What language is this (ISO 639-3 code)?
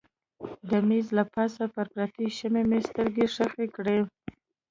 pus